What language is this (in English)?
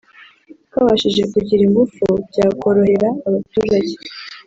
Kinyarwanda